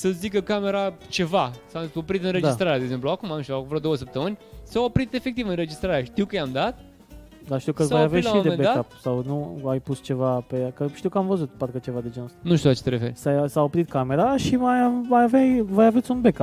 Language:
Romanian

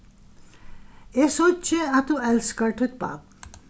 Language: Faroese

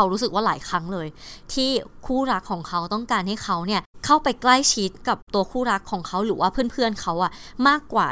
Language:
Thai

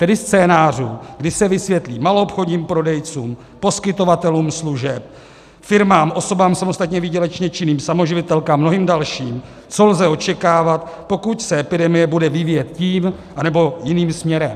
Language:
Czech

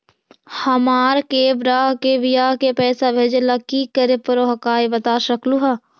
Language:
Magahi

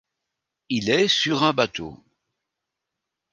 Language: French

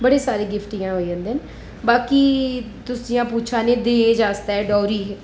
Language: Dogri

